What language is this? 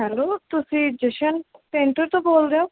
Punjabi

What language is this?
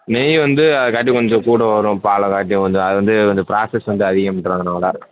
Tamil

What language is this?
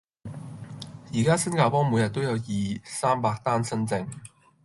Cantonese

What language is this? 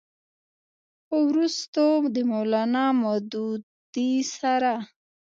Pashto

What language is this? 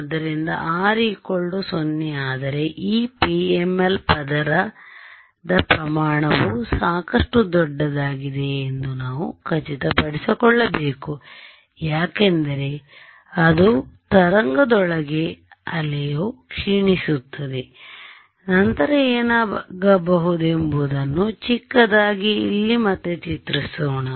Kannada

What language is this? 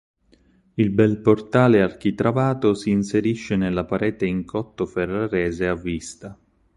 Italian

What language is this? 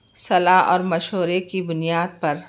Urdu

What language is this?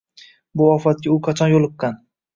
Uzbek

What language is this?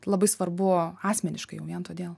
Lithuanian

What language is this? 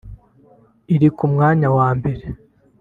Kinyarwanda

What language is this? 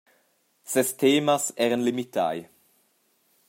Romansh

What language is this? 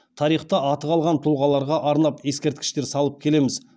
Kazakh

